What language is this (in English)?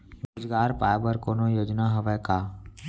Chhattisgarhi